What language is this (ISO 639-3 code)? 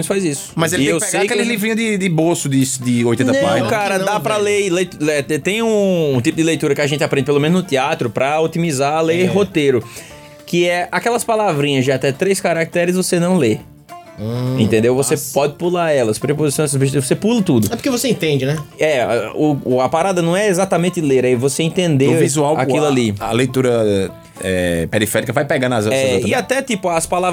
por